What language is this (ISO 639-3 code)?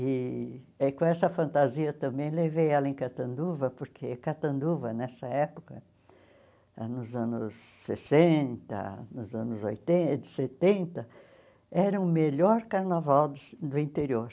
por